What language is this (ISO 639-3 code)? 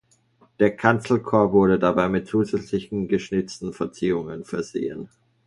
deu